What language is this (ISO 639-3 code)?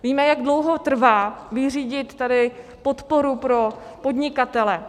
ces